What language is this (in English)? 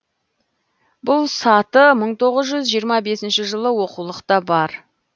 Kazakh